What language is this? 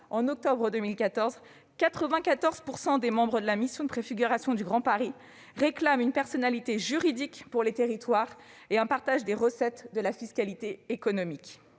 French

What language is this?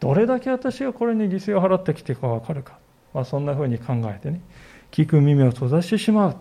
Japanese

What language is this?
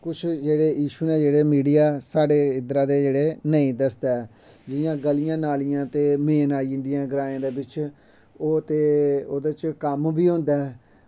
Dogri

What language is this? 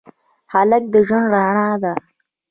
Pashto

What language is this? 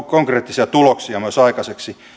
Finnish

